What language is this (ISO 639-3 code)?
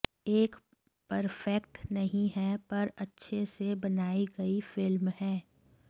hin